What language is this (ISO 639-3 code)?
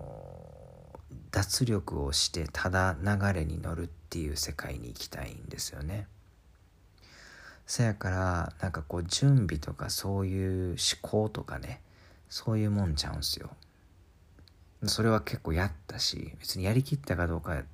jpn